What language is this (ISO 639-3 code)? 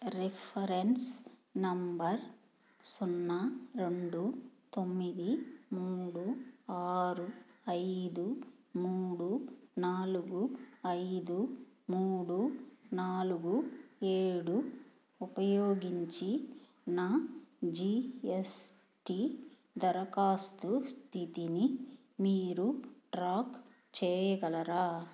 tel